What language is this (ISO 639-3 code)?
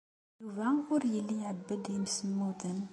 kab